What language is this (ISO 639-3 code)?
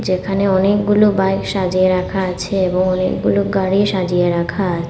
ben